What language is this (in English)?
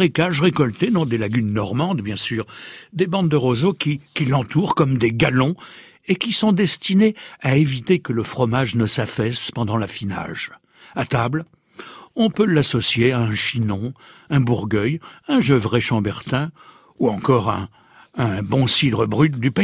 French